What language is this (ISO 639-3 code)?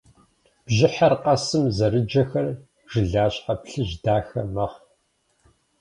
kbd